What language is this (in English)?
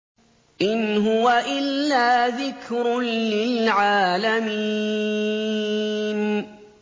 Arabic